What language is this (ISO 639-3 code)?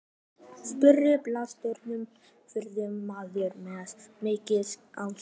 isl